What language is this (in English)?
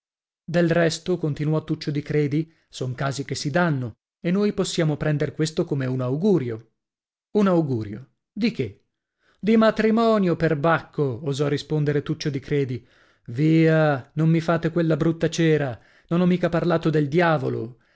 Italian